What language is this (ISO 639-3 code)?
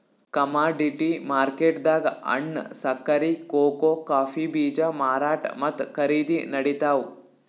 kan